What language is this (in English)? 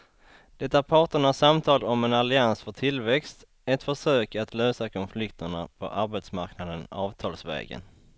Swedish